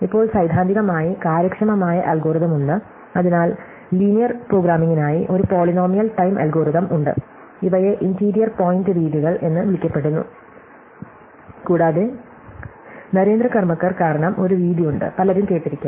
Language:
Malayalam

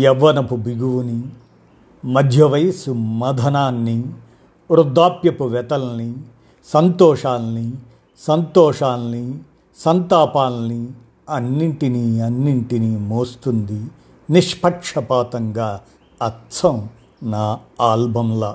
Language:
Telugu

